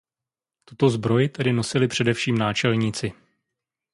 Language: Czech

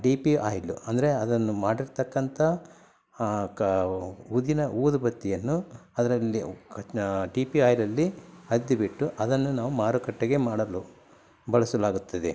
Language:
Kannada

